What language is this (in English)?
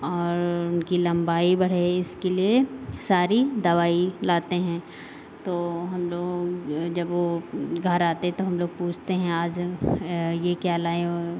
Hindi